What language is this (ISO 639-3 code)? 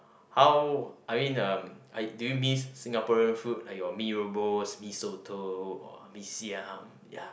eng